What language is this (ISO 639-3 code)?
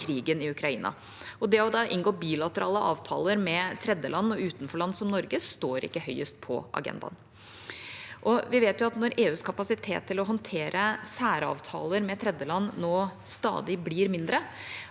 nor